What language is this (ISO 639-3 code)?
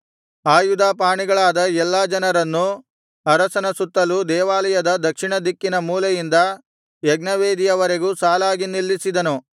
kan